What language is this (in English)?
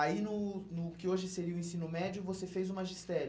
Portuguese